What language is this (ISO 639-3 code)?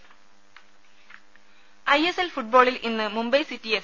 mal